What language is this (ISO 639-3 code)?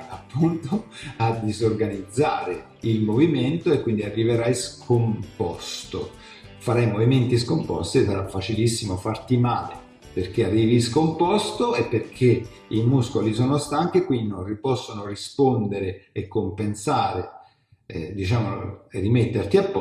ita